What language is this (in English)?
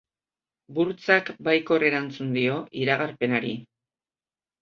Basque